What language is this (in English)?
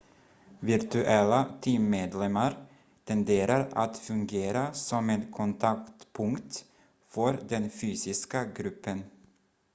Swedish